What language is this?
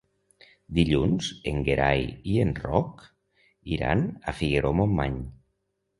Catalan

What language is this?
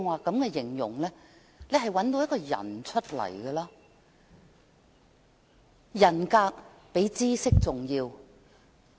Cantonese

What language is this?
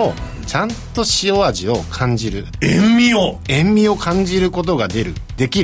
Japanese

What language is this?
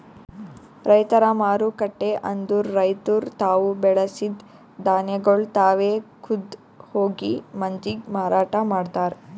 Kannada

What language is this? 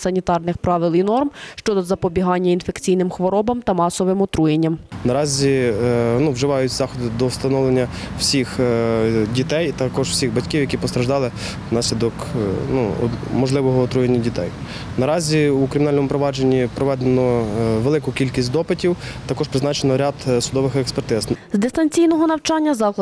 Ukrainian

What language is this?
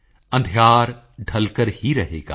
Punjabi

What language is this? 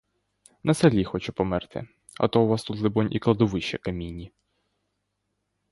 Ukrainian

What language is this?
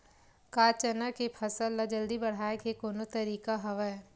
Chhattisgarhi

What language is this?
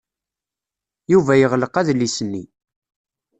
Kabyle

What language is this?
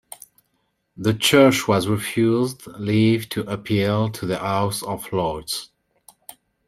English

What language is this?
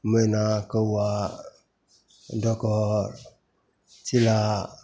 Maithili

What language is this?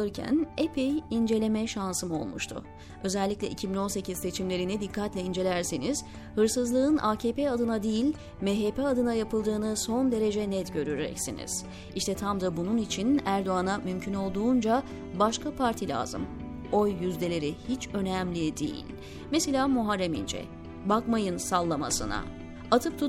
Turkish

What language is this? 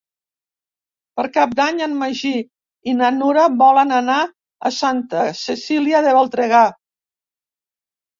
Catalan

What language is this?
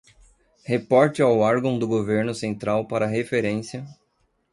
Portuguese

